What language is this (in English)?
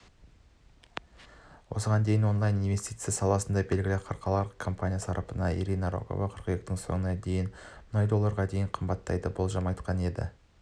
Kazakh